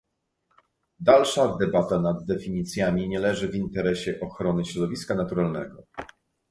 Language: Polish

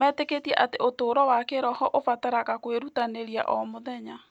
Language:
Kikuyu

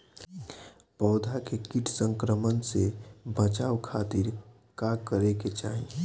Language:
Bhojpuri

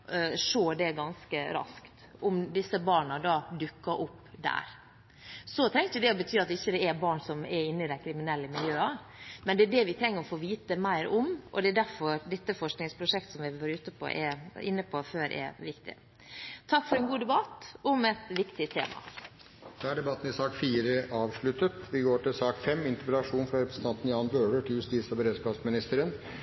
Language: Norwegian Bokmål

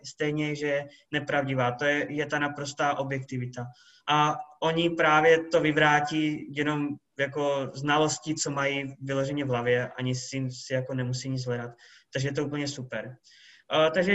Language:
Czech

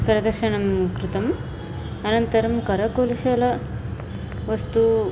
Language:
Sanskrit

